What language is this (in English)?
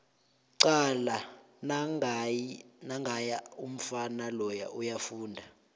South Ndebele